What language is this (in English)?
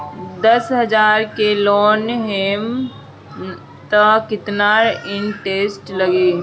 Bhojpuri